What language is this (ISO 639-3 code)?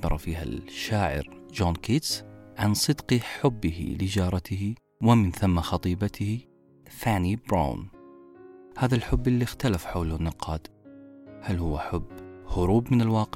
ara